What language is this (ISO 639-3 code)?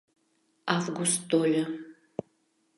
chm